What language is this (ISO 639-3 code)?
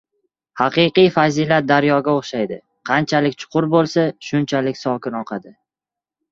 uzb